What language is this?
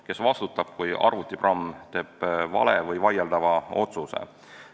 Estonian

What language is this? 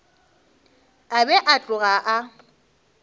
Northern Sotho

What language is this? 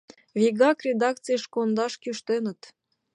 Mari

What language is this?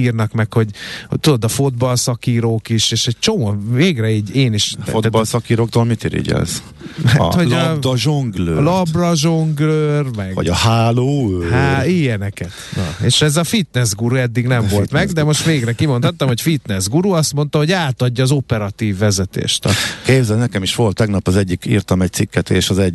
Hungarian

